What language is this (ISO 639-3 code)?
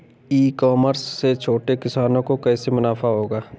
hin